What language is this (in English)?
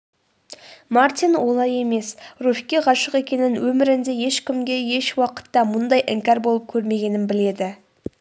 Kazakh